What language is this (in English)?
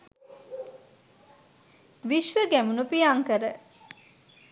Sinhala